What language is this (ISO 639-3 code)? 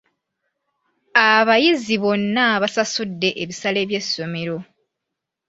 lug